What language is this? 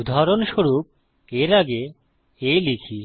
Bangla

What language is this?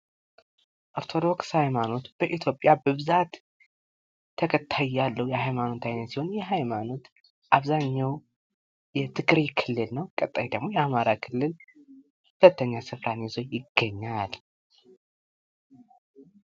Amharic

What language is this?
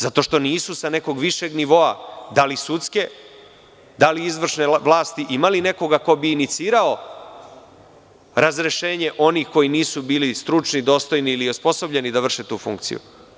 Serbian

